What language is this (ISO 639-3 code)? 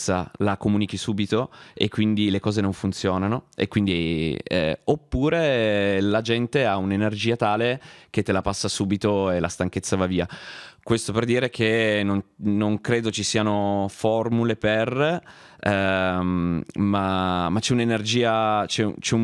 ita